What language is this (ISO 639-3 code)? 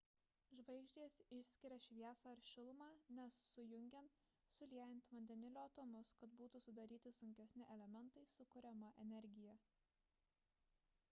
lit